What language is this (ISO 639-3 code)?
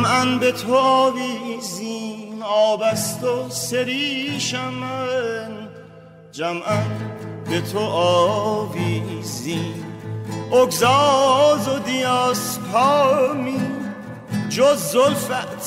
fas